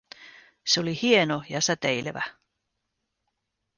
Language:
Finnish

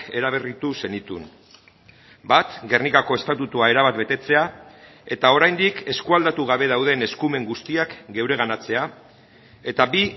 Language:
Basque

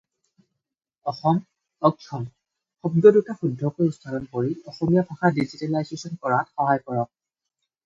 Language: Assamese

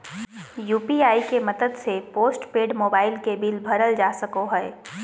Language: Magahi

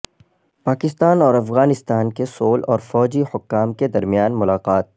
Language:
Urdu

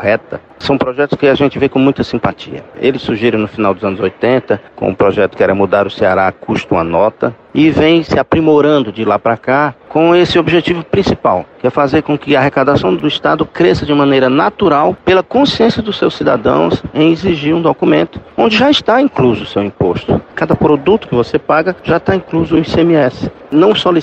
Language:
Portuguese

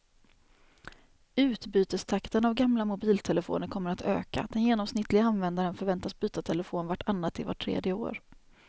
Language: Swedish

